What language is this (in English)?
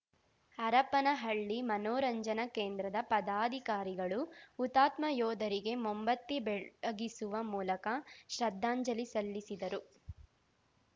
Kannada